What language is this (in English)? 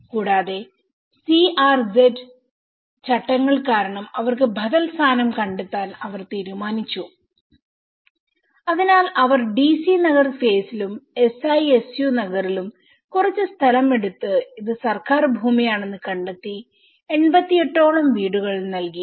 Malayalam